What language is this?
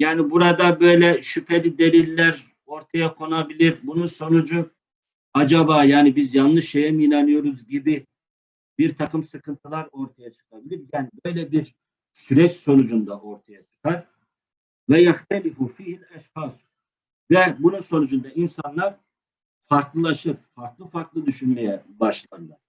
Turkish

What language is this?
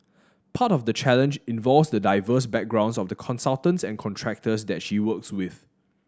English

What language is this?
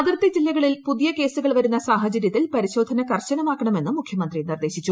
Malayalam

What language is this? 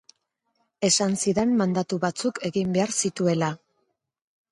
Basque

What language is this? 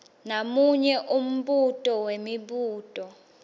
Swati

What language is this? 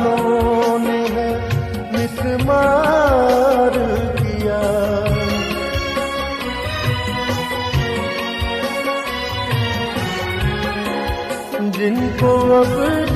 Urdu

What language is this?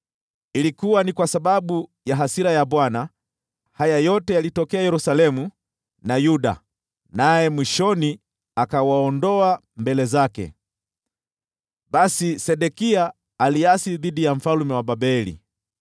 Swahili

